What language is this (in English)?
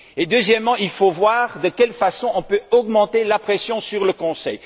French